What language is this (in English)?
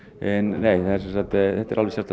Icelandic